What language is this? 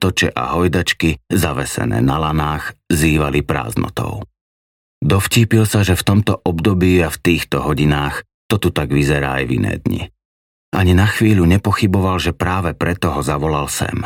Slovak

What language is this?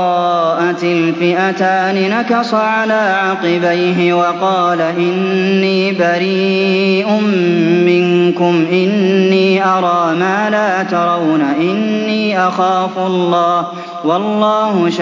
Arabic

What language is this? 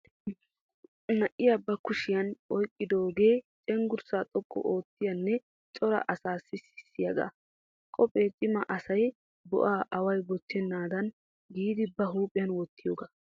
Wolaytta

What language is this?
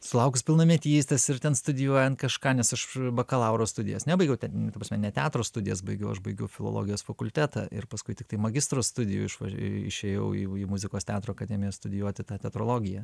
Lithuanian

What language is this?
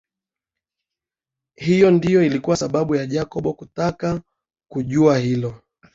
Swahili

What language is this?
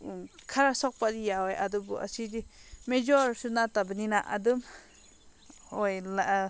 Manipuri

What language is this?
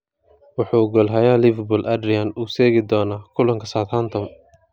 Somali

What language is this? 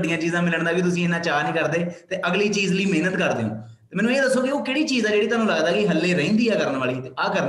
Punjabi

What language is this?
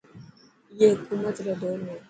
Dhatki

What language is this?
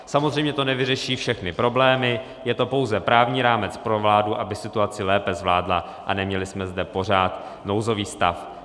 Czech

